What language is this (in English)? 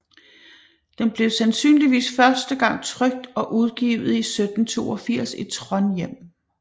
Danish